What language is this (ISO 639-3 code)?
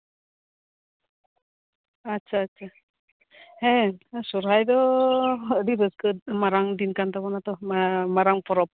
sat